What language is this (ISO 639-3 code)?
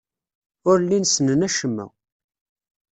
kab